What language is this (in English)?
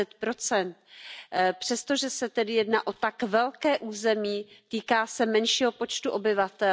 Czech